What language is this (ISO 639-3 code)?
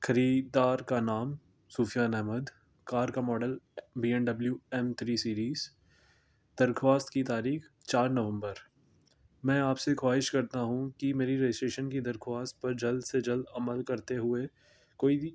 urd